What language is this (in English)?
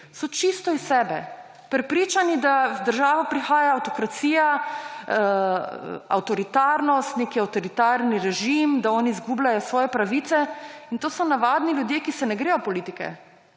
Slovenian